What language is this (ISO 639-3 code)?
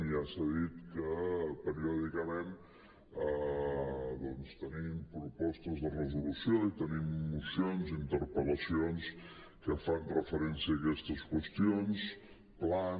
cat